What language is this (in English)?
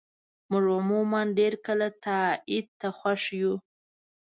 Pashto